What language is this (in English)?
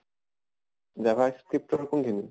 Assamese